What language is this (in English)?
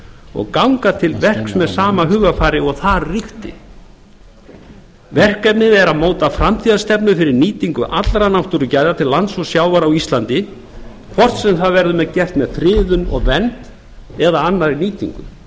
Icelandic